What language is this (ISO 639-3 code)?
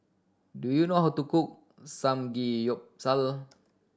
eng